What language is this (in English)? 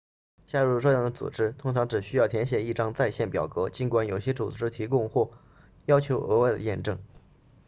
Chinese